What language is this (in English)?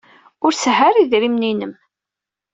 Kabyle